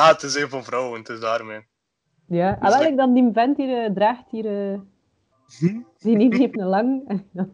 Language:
Dutch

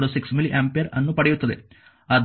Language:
Kannada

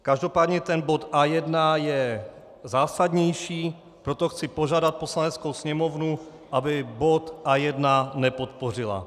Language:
Czech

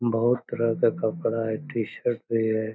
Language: Magahi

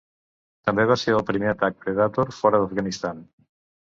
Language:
Catalan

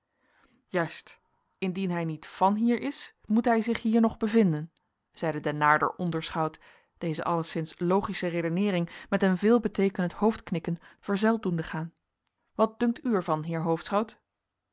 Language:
Dutch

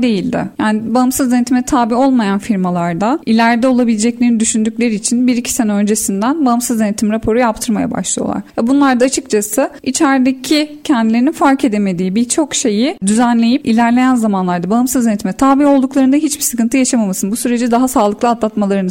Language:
Turkish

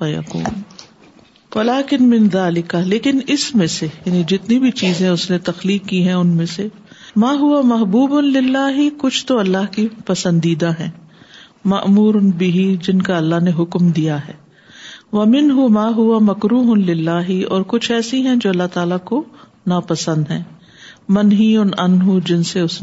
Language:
Urdu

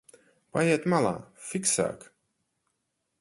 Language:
Latvian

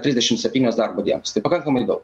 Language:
Lithuanian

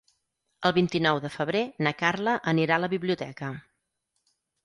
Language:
Catalan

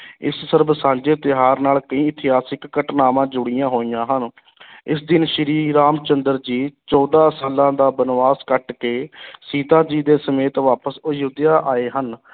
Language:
Punjabi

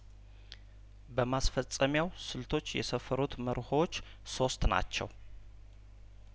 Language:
Amharic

